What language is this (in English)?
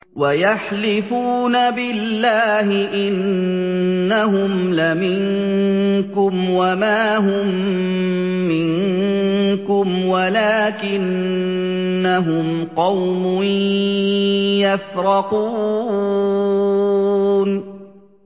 Arabic